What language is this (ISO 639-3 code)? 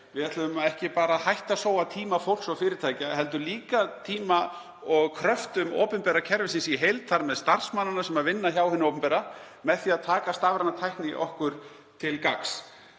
isl